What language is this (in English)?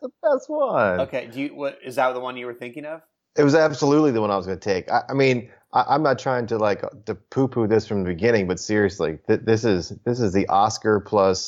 English